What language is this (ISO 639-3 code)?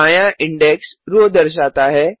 hin